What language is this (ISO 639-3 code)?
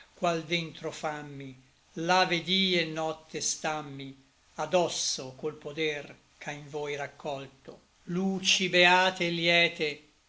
ita